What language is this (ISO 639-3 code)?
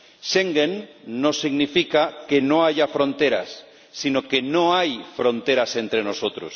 spa